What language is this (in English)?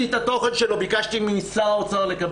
Hebrew